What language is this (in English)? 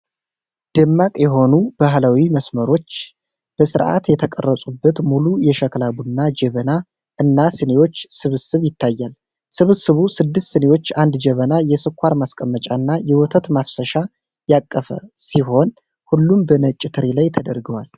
Amharic